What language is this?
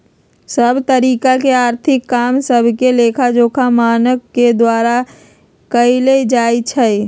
Magahi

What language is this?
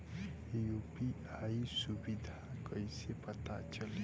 Bhojpuri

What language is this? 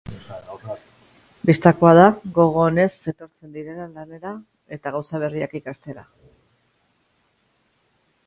Basque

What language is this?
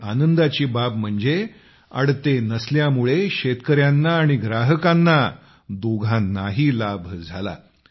Marathi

